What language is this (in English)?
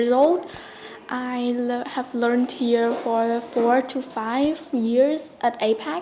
Vietnamese